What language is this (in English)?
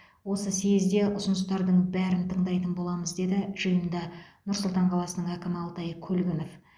Kazakh